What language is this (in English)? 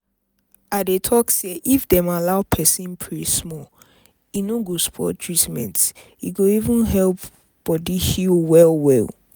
Nigerian Pidgin